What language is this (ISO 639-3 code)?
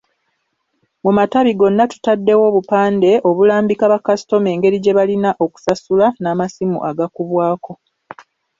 lug